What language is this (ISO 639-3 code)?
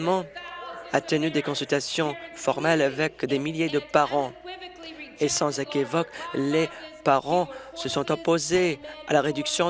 fra